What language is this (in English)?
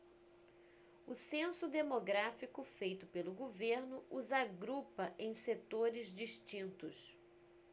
Portuguese